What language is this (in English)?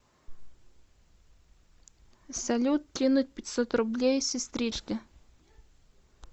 Russian